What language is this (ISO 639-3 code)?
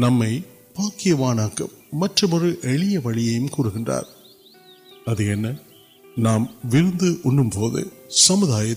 urd